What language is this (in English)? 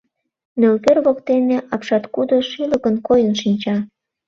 Mari